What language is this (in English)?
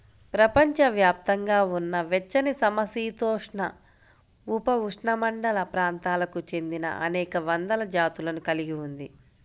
Telugu